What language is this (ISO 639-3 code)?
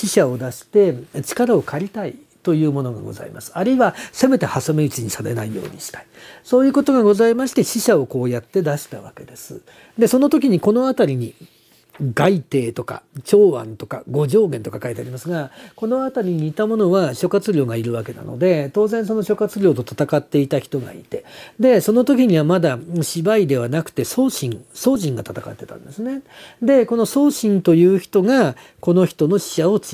jpn